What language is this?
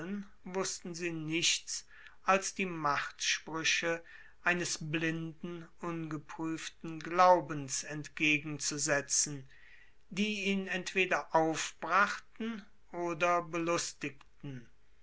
German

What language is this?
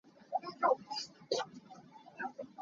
Hakha Chin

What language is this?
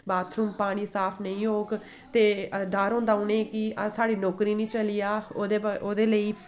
Dogri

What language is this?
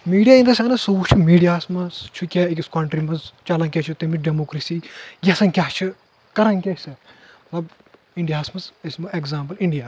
Kashmiri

